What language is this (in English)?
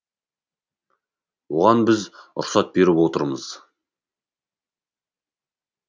Kazakh